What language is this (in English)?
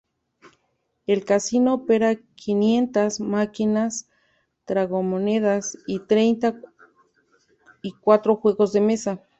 Spanish